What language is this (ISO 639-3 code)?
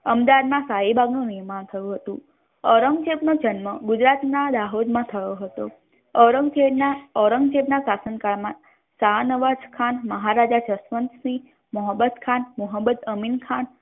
guj